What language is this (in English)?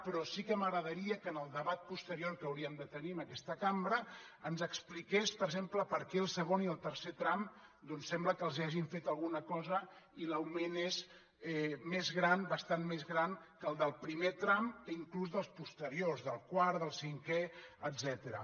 Catalan